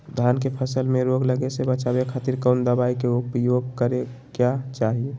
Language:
Magahi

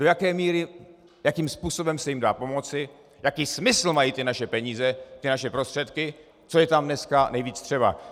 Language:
Czech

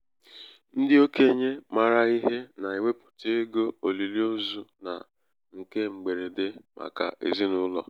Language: Igbo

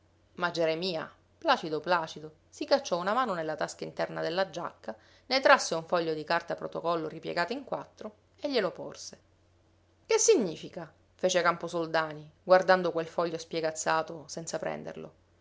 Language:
Italian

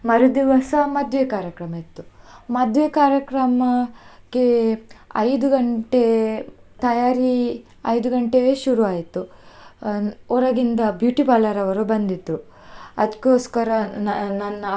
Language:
Kannada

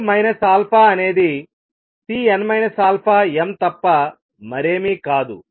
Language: Telugu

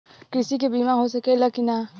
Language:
Bhojpuri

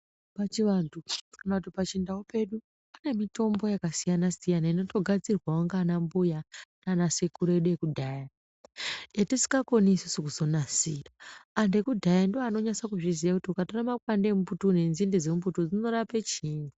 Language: Ndau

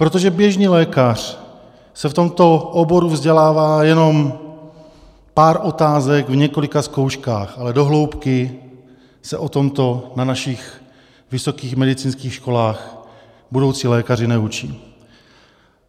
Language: Czech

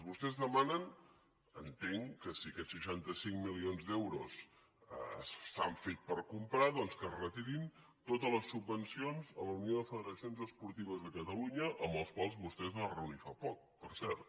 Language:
Catalan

